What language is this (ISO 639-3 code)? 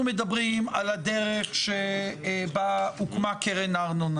heb